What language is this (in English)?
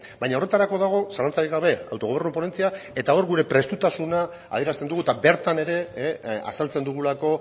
Basque